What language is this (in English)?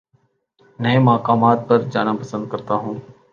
Urdu